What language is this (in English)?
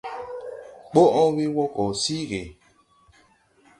Tupuri